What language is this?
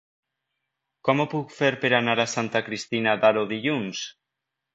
Catalan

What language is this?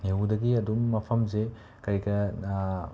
Manipuri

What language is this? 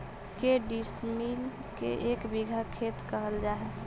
Magahi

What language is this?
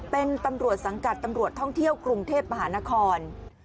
Thai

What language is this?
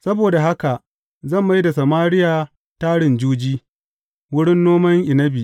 Hausa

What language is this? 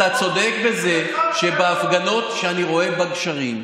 Hebrew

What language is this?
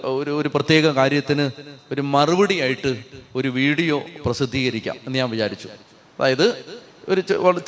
Malayalam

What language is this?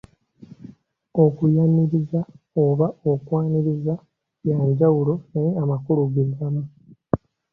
Ganda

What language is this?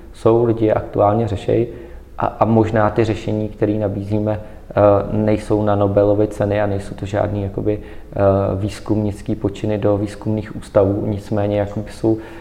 Czech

